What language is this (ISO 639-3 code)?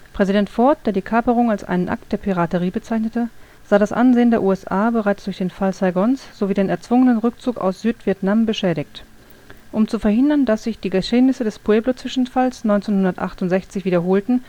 deu